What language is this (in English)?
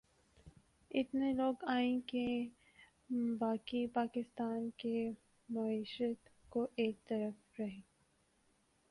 Urdu